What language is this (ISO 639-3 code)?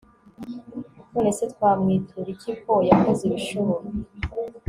kin